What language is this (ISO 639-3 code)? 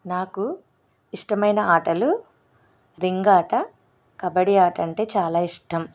tel